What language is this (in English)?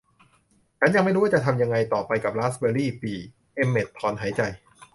Thai